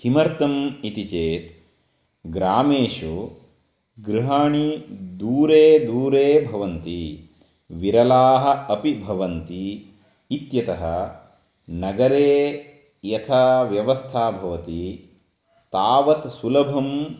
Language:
Sanskrit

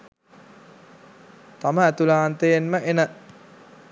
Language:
Sinhala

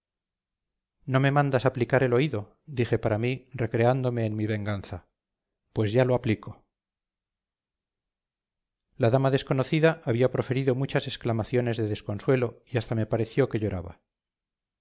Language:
Spanish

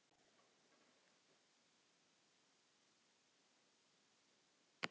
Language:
Icelandic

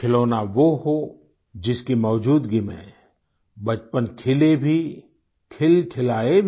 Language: Hindi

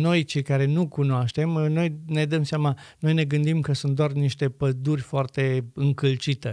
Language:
Romanian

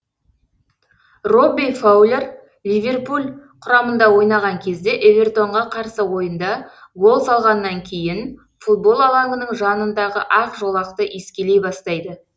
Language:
Kazakh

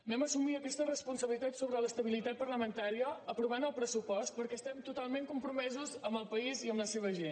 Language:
Catalan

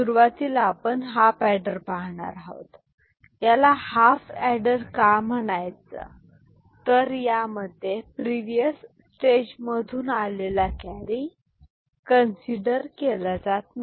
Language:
Marathi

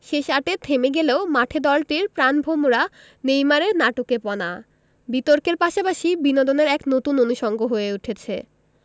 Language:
Bangla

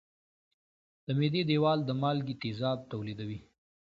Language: Pashto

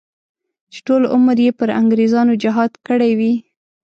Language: Pashto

